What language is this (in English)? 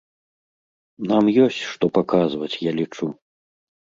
Belarusian